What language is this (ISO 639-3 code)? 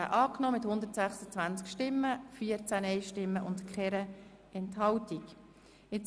gsw